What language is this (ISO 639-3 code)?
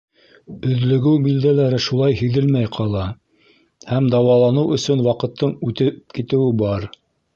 bak